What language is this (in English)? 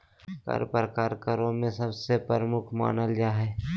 Magahi